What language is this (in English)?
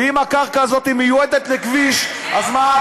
Hebrew